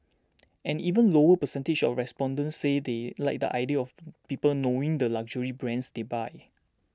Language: English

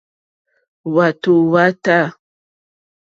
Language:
Mokpwe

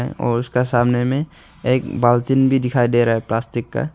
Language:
Hindi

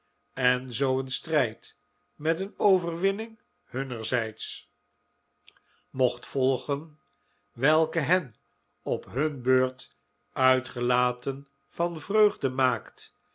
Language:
Dutch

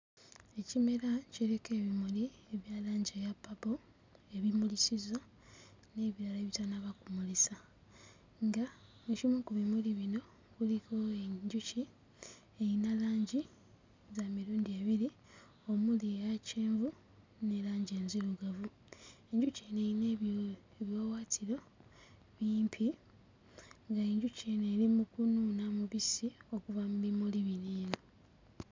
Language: Ganda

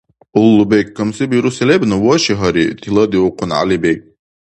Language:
Dargwa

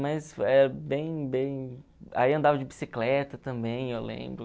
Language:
Portuguese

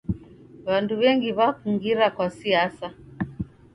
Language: Taita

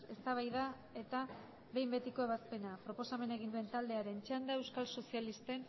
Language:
Basque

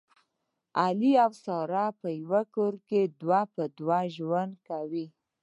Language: Pashto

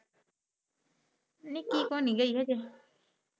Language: Punjabi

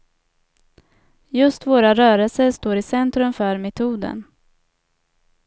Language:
Swedish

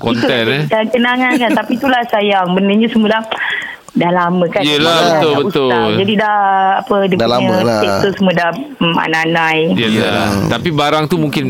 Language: Malay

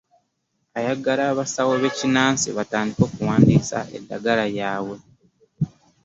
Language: Ganda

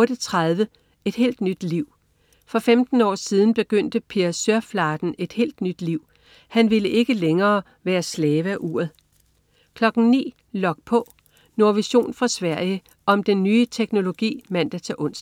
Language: Danish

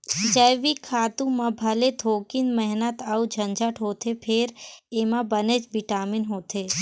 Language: Chhattisgarhi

